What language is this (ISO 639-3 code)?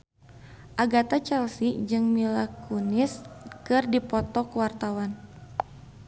sun